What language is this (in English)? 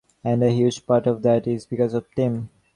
English